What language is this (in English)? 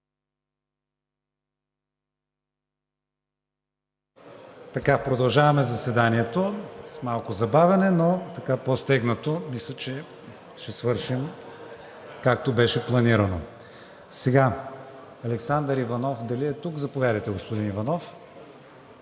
Bulgarian